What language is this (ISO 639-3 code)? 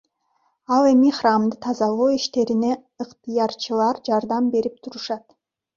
kir